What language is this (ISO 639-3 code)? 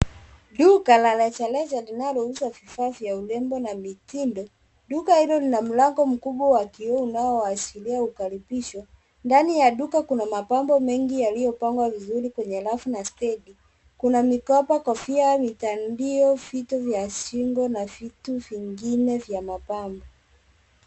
swa